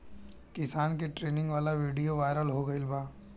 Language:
Bhojpuri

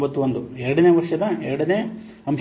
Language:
Kannada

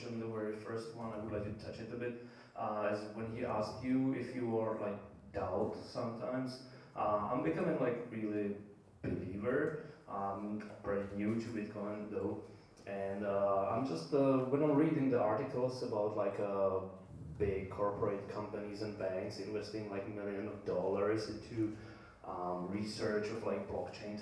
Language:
English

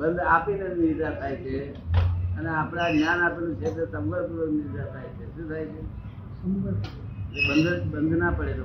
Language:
Gujarati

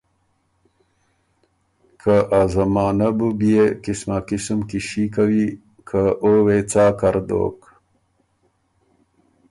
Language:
Ormuri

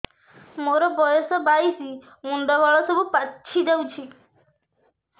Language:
Odia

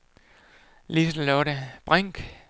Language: Danish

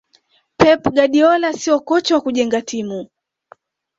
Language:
Swahili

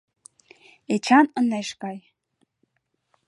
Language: Mari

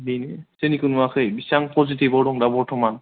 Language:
Bodo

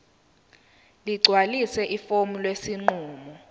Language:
Zulu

